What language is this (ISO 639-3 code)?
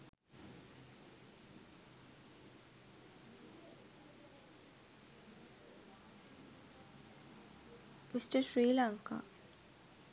sin